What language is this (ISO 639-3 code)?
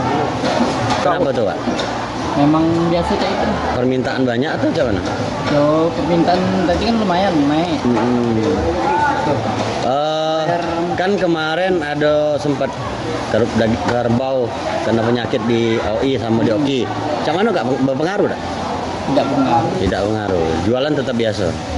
ind